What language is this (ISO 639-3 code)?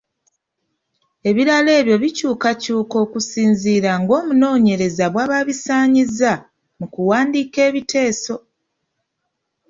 lug